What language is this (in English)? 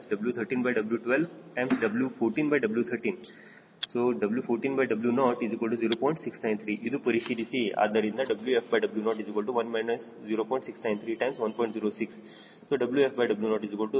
Kannada